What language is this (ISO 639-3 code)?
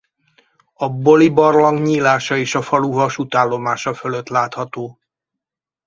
hun